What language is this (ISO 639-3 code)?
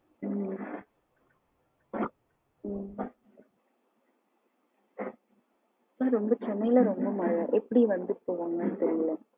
tam